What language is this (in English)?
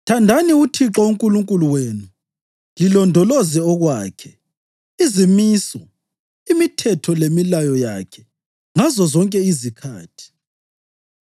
North Ndebele